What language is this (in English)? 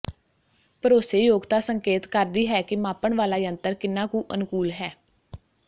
Punjabi